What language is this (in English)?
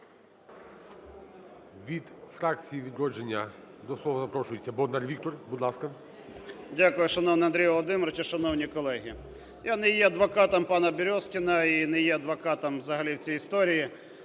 Ukrainian